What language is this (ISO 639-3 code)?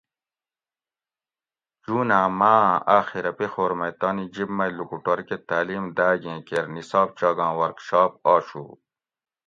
gwc